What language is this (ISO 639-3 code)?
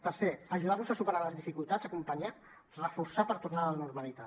cat